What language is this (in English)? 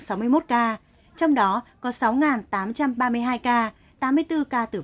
Vietnamese